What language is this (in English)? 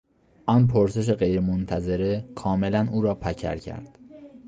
Persian